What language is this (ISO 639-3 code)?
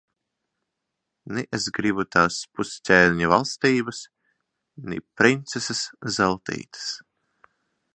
lav